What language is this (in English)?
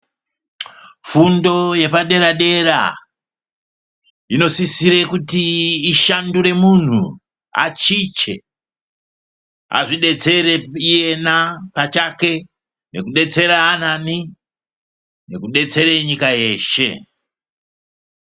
Ndau